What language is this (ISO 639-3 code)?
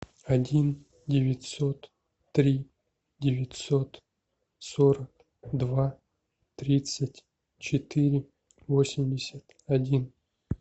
rus